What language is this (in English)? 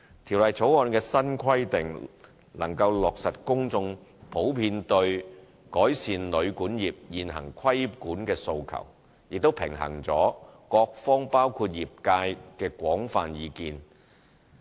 Cantonese